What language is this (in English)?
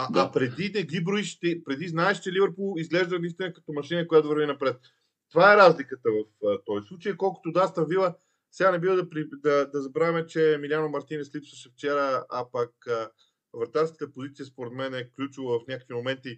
Bulgarian